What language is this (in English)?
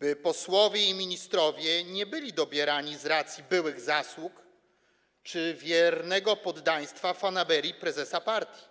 Polish